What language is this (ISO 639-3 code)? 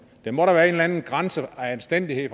dan